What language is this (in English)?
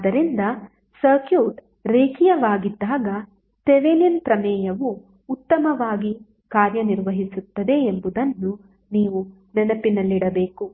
Kannada